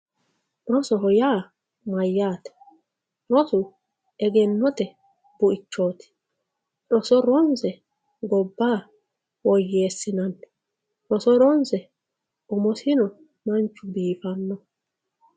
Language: Sidamo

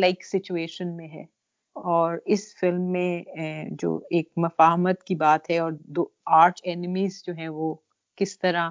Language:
Urdu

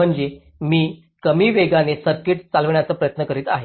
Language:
Marathi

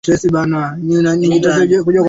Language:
Swahili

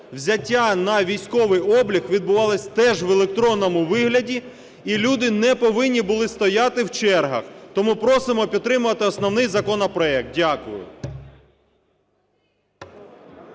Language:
Ukrainian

